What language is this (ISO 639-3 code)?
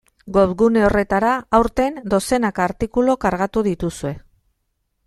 eus